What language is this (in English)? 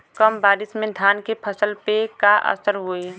Bhojpuri